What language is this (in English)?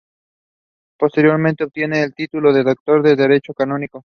Spanish